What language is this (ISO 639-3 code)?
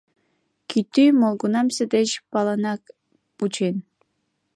chm